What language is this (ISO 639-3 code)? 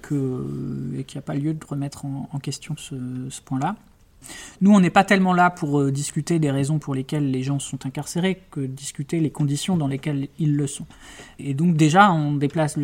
fra